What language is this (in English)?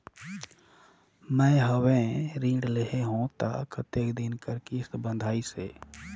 Chhattisgarhi